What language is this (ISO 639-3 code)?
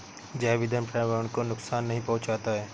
hin